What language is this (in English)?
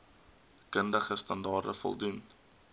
Afrikaans